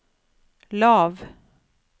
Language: Norwegian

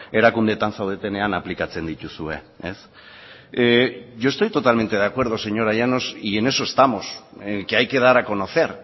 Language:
Spanish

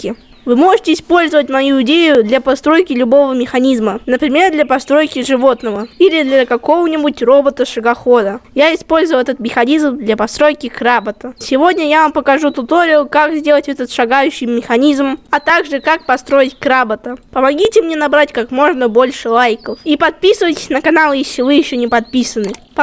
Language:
Russian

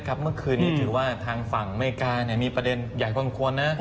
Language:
Thai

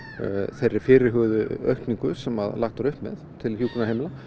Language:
Icelandic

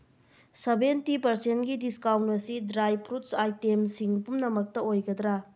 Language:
Manipuri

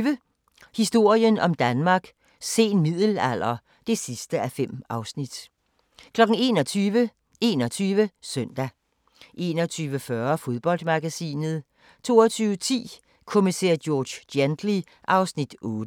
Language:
Danish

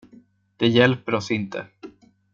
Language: Swedish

